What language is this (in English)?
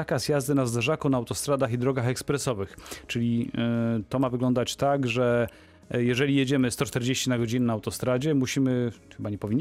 Polish